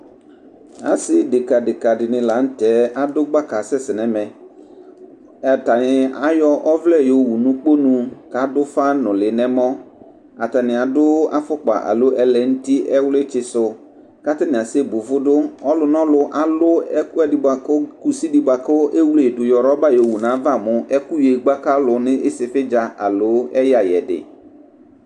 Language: Ikposo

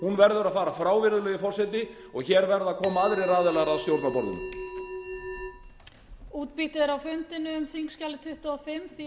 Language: Icelandic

